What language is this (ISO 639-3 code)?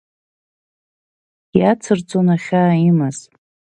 abk